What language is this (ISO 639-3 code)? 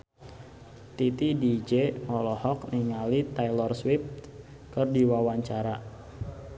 sun